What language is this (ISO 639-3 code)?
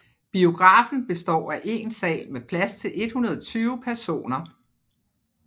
dan